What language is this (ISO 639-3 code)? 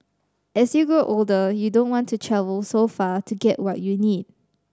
eng